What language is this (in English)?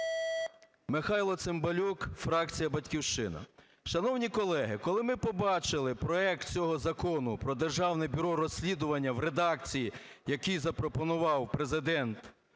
Ukrainian